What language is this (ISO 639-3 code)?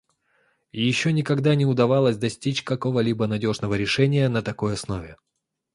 rus